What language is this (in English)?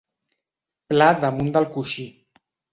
Catalan